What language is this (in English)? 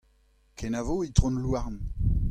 Breton